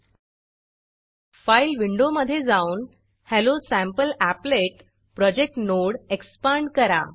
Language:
Marathi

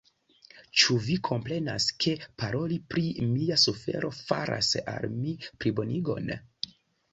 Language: Esperanto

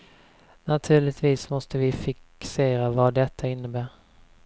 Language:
Swedish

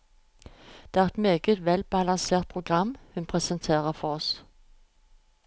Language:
Norwegian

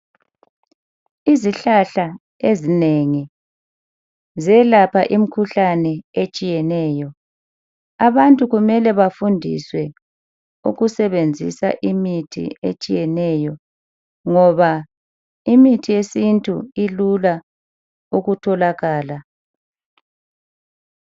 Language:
North Ndebele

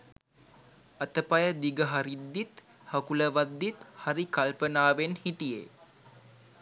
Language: Sinhala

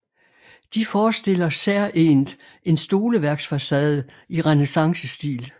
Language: Danish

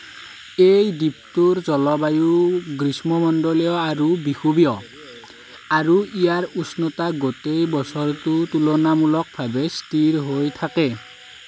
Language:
Assamese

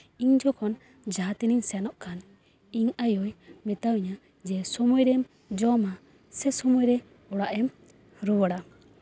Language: Santali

